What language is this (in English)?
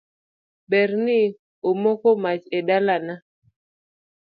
Luo (Kenya and Tanzania)